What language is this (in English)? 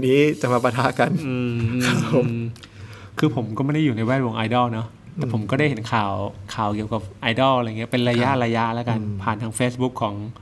Thai